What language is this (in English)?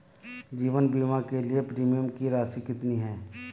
Hindi